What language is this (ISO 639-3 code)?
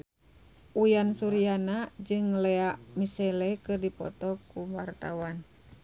sun